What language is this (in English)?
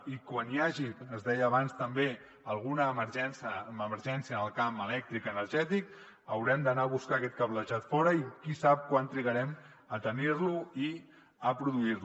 Catalan